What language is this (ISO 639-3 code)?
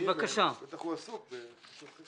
heb